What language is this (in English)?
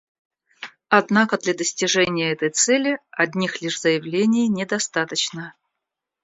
Russian